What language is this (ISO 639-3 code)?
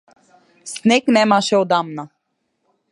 mkd